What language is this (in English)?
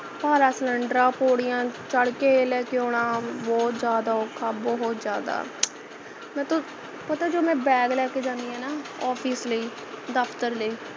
Punjabi